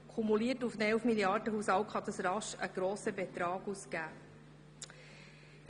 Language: Swiss German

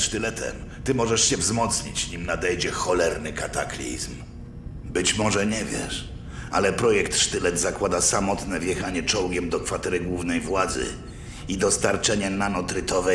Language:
Polish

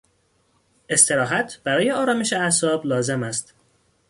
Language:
Persian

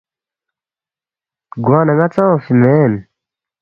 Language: Balti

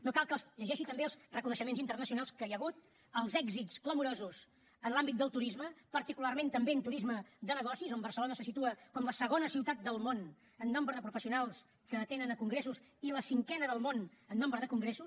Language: Catalan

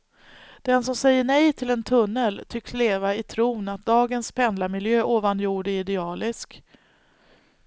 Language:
Swedish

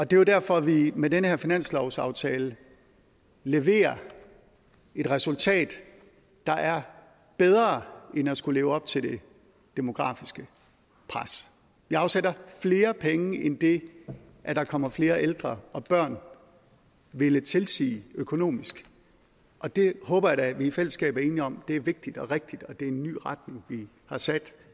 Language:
Danish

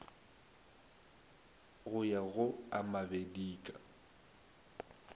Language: Northern Sotho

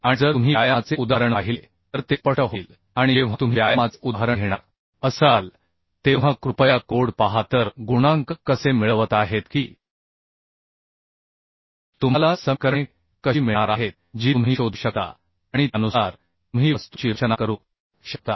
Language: Marathi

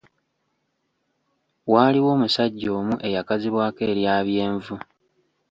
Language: Ganda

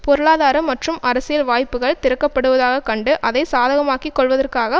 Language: Tamil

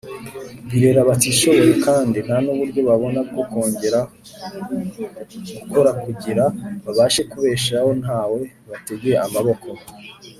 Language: Kinyarwanda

